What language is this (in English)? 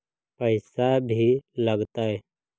Magahi